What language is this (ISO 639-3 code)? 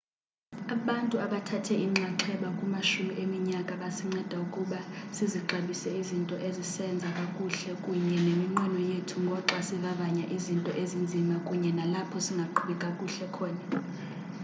xho